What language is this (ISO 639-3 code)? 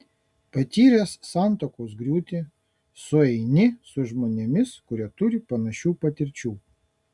lit